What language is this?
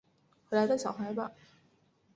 Chinese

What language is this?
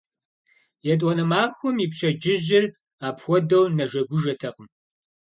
Kabardian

